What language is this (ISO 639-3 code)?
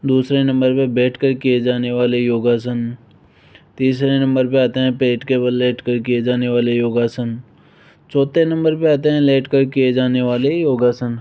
hin